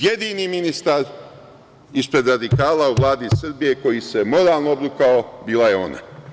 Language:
Serbian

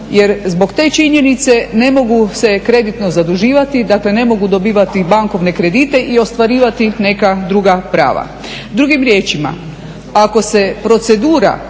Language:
Croatian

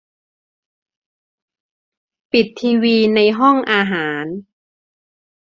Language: Thai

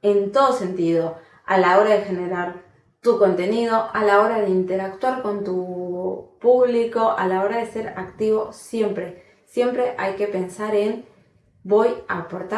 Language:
Spanish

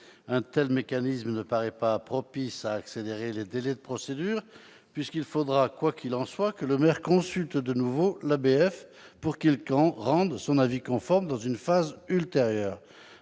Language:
French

